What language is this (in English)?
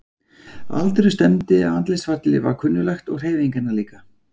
Icelandic